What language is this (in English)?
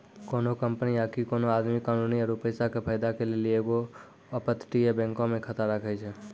Maithili